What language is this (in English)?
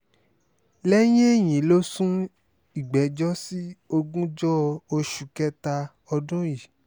Yoruba